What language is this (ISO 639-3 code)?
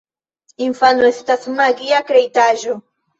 epo